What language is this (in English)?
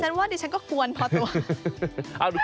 Thai